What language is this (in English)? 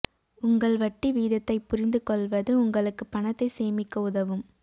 Tamil